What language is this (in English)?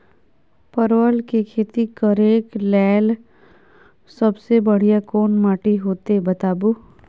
Maithili